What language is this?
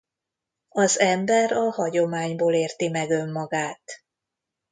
Hungarian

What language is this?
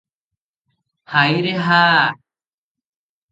Odia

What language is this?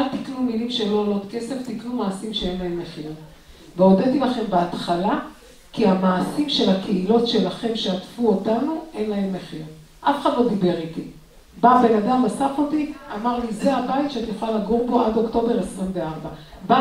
Hebrew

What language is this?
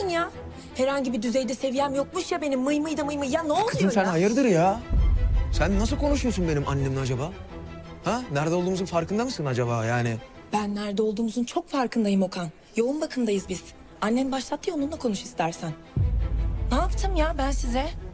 Turkish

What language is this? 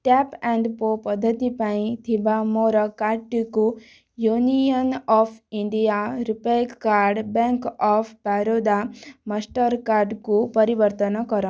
Odia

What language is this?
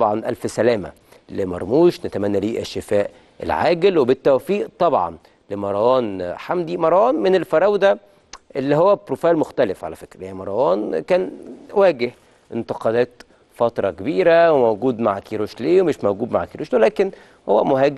Arabic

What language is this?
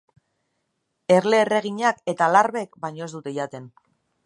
Basque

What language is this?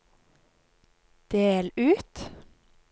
Norwegian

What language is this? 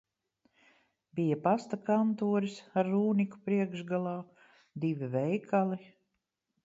Latvian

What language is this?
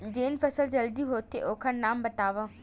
Chhattisgarhi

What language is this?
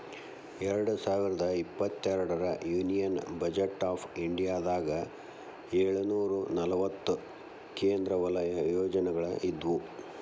Kannada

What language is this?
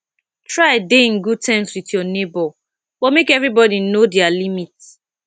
Nigerian Pidgin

